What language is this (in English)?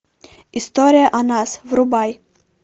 Russian